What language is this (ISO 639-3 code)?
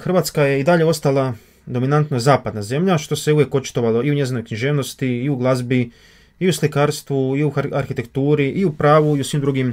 hrv